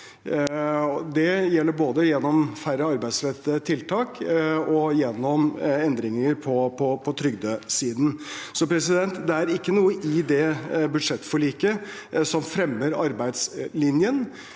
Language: Norwegian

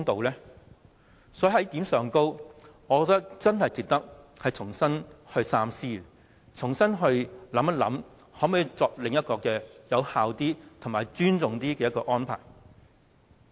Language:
Cantonese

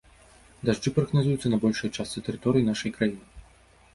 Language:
Belarusian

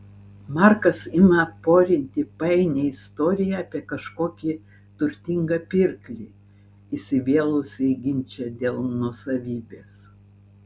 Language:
Lithuanian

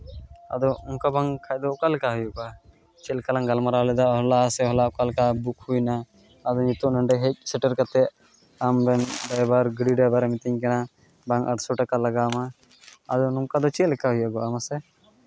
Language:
Santali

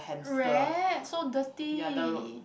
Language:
English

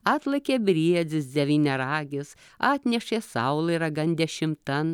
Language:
Lithuanian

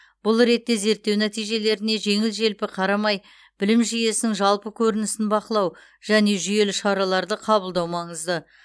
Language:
Kazakh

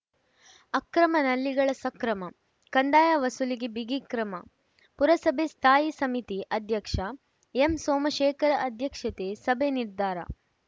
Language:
Kannada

